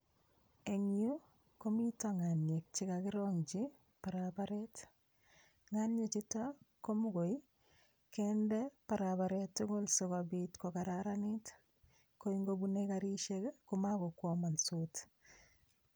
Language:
Kalenjin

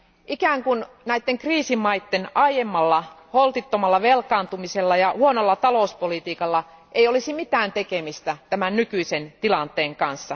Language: Finnish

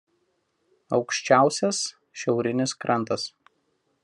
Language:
Lithuanian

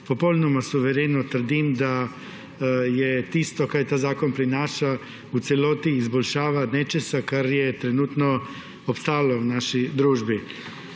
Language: Slovenian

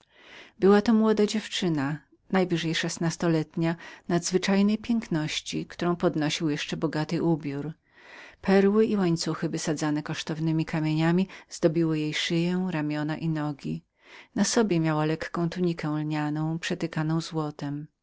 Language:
Polish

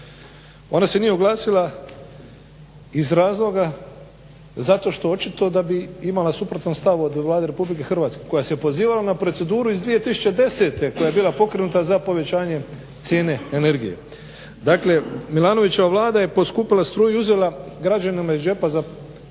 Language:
Croatian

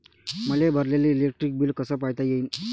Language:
Marathi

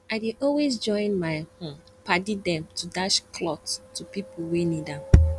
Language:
Nigerian Pidgin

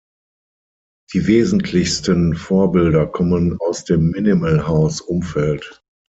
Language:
German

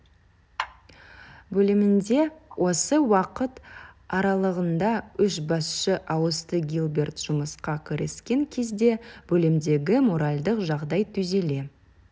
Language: Kazakh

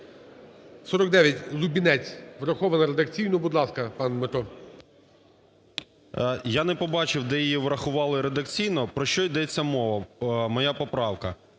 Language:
Ukrainian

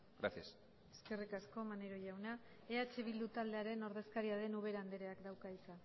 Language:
Basque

